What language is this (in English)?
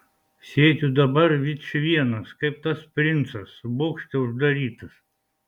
Lithuanian